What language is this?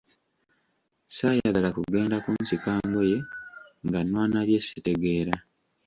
Ganda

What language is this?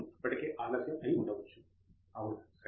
Telugu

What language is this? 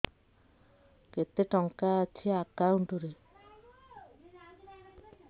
Odia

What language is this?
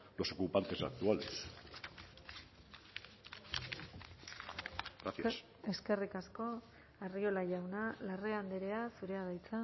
Basque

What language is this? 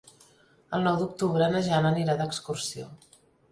Catalan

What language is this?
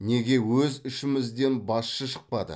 Kazakh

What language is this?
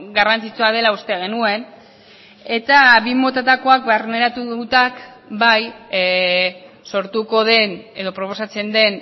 Basque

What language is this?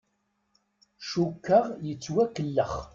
Kabyle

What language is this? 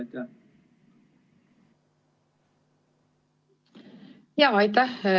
Estonian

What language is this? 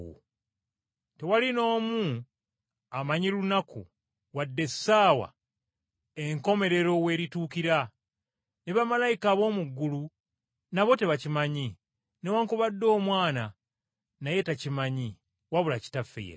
Ganda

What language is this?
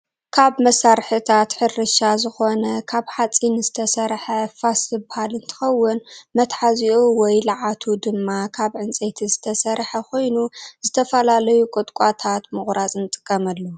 Tigrinya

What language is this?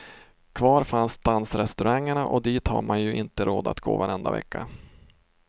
Swedish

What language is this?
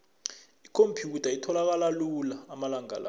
South Ndebele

